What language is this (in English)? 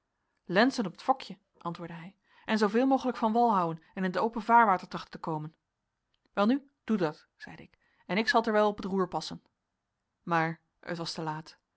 Dutch